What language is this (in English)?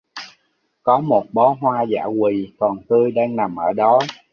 Vietnamese